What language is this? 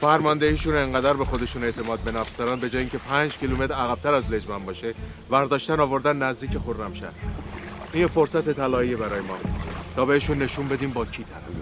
Persian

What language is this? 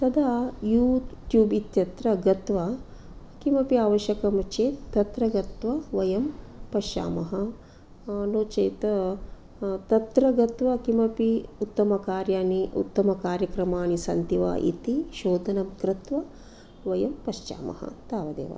Sanskrit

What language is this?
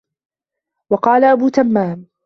Arabic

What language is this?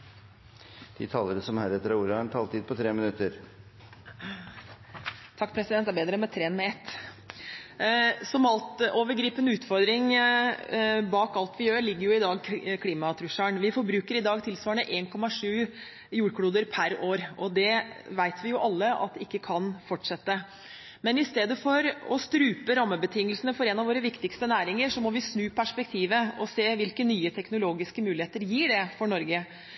Norwegian Bokmål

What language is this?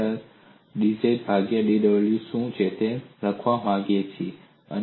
Gujarati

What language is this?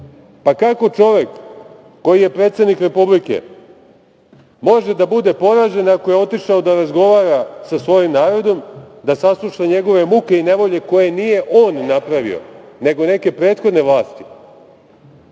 Serbian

